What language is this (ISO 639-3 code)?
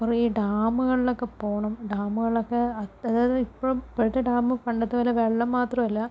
mal